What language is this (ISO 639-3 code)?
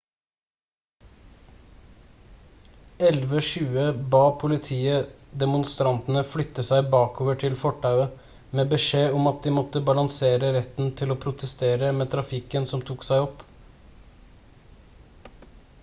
nob